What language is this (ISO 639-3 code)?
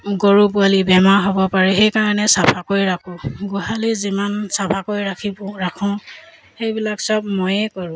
asm